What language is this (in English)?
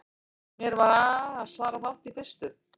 Icelandic